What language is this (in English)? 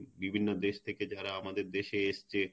Bangla